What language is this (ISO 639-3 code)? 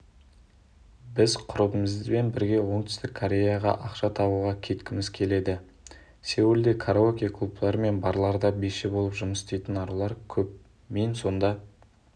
kaz